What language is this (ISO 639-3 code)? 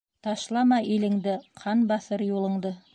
bak